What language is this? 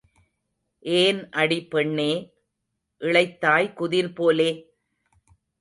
Tamil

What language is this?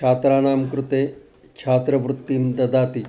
Sanskrit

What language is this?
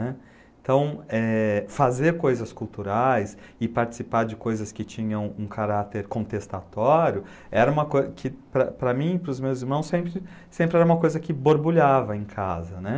Portuguese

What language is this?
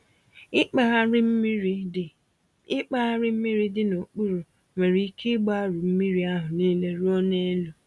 Igbo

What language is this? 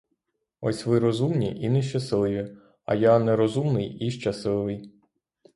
Ukrainian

